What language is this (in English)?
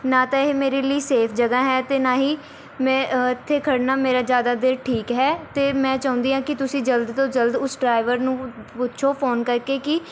Punjabi